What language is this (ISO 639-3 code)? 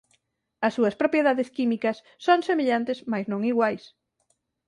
glg